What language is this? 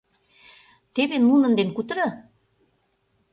Mari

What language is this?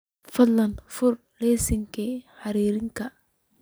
Somali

